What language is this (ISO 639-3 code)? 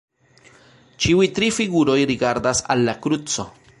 epo